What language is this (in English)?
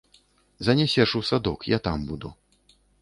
Belarusian